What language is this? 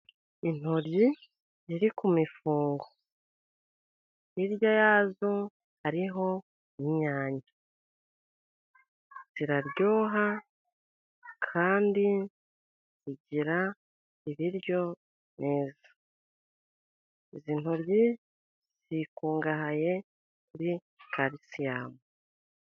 Kinyarwanda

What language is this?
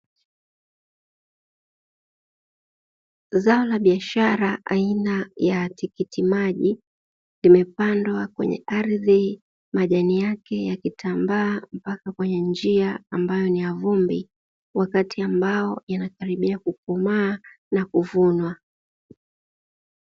Swahili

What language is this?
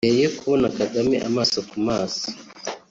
Kinyarwanda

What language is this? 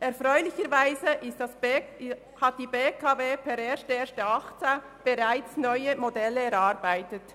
Swiss German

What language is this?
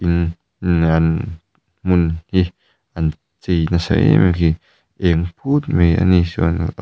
Mizo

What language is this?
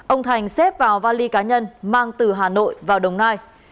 Vietnamese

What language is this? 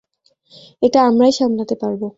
Bangla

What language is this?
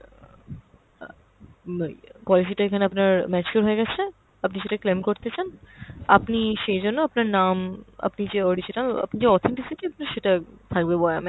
Bangla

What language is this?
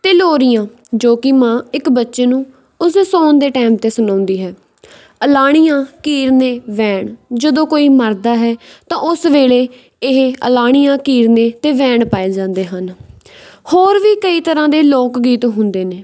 Punjabi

